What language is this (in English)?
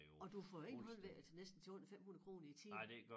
Danish